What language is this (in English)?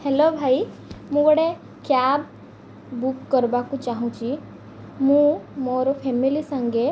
Odia